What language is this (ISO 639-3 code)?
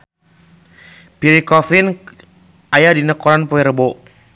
sun